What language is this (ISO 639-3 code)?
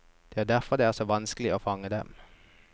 nor